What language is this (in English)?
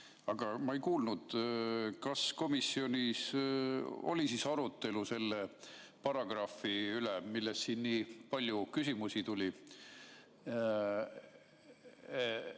Estonian